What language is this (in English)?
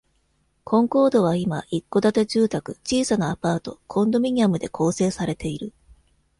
Japanese